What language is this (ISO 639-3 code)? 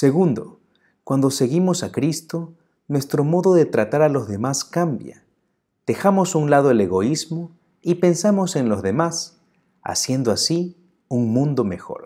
spa